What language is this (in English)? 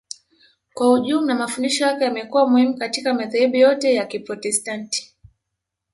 Swahili